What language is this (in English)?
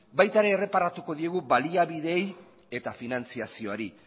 Basque